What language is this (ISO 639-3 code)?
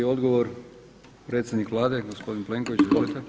hrv